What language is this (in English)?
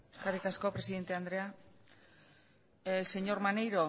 Basque